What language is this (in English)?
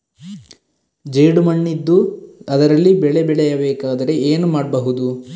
Kannada